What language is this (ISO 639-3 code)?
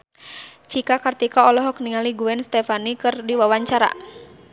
sun